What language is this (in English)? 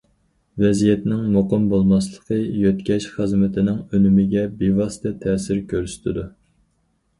Uyghur